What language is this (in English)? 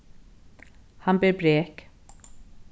Faroese